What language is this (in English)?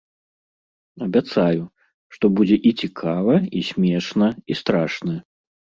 Belarusian